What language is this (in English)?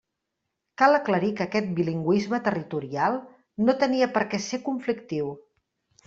Catalan